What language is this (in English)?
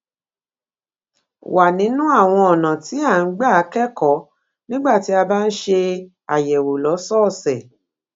Yoruba